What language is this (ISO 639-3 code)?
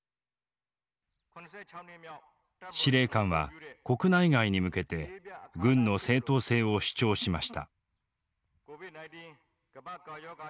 jpn